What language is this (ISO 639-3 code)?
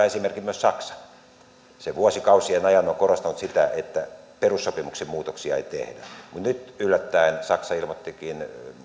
fin